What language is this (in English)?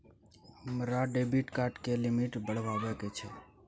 Maithili